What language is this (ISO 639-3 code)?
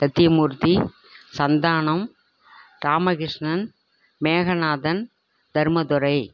tam